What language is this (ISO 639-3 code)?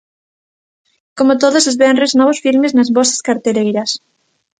glg